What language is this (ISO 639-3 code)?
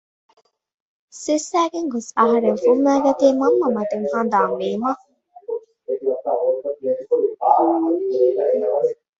div